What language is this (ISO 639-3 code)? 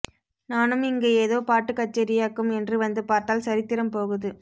tam